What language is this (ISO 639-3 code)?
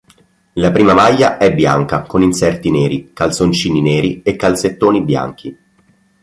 ita